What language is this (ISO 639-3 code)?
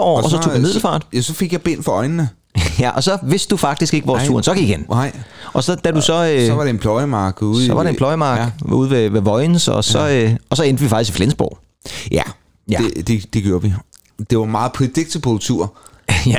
dan